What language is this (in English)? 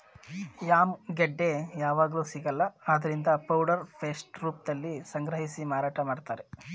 Kannada